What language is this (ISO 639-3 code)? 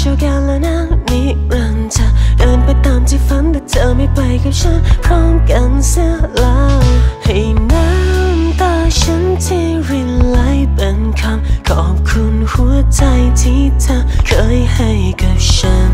tha